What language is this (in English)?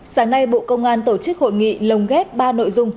Vietnamese